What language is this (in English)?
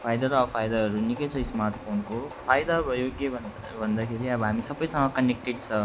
Nepali